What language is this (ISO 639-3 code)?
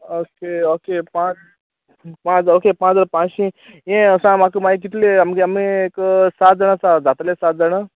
kok